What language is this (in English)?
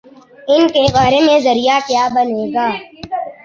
Urdu